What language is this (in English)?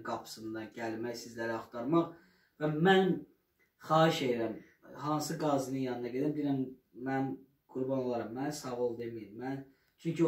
Turkish